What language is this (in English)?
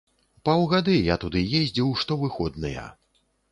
Belarusian